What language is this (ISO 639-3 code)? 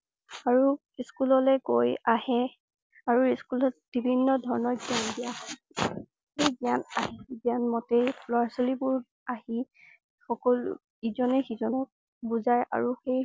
asm